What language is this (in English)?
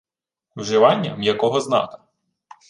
Ukrainian